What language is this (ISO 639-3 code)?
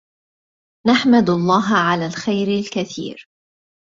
ara